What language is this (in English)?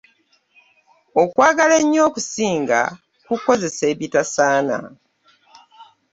Ganda